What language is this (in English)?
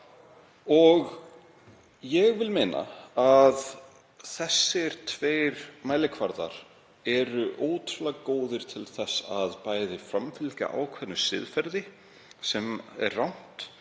Icelandic